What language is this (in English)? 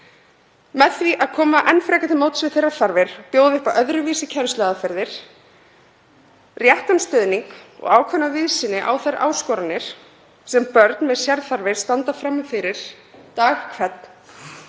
Icelandic